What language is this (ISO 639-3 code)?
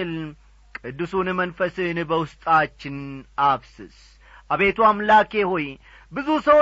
amh